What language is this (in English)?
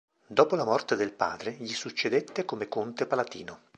Italian